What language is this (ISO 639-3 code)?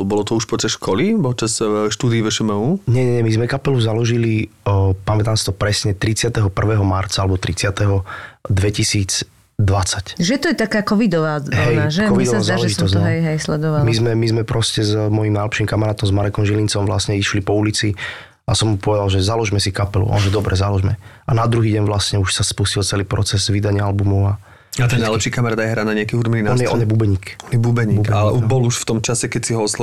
slk